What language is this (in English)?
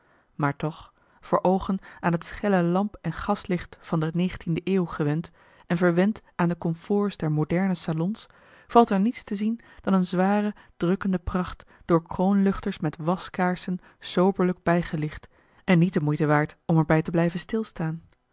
Dutch